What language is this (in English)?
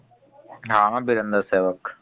Odia